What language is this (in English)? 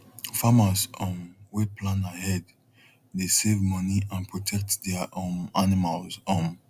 Nigerian Pidgin